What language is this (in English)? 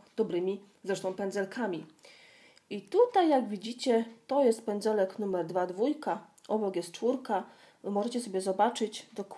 Polish